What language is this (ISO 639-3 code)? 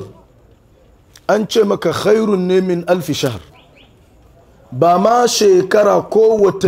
ara